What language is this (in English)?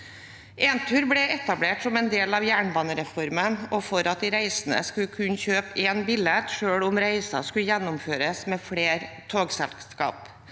Norwegian